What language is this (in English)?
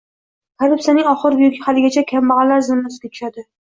Uzbek